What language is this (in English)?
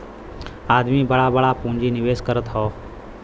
Bhojpuri